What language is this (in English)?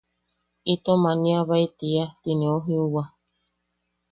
Yaqui